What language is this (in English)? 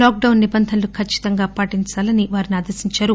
Telugu